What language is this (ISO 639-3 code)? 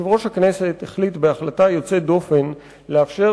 heb